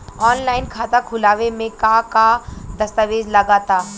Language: Bhojpuri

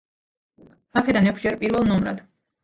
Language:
Georgian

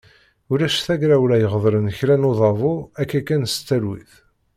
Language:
Kabyle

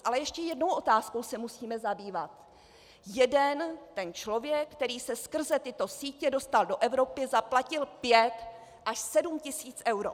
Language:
Czech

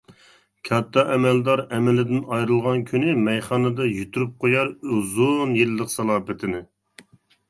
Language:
Uyghur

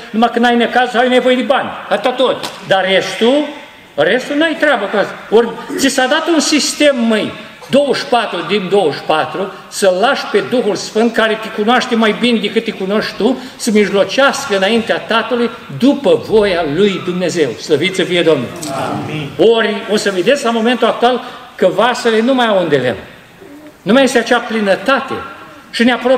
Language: Romanian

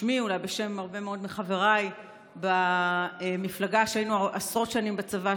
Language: Hebrew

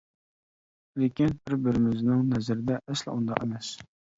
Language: Uyghur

